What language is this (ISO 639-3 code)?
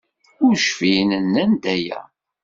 kab